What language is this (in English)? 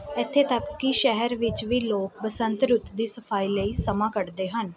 Punjabi